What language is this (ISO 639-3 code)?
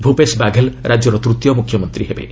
ori